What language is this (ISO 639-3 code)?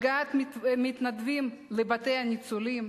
heb